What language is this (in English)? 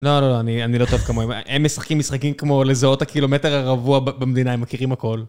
Hebrew